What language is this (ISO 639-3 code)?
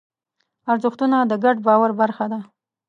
pus